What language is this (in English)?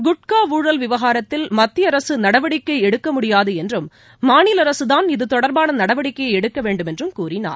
Tamil